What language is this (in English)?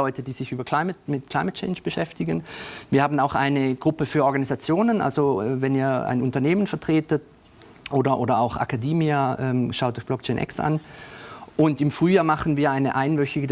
German